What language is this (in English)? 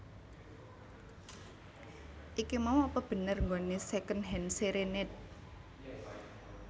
Javanese